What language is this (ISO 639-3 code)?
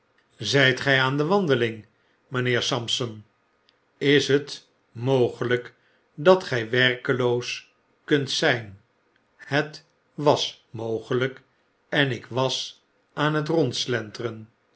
nld